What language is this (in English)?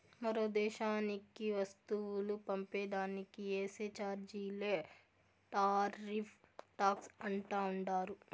Telugu